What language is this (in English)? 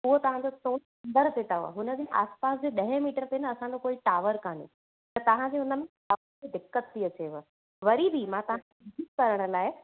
Sindhi